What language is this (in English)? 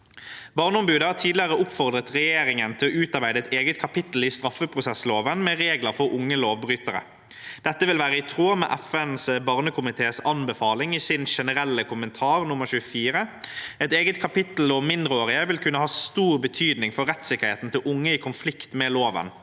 Norwegian